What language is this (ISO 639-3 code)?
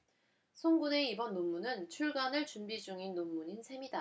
kor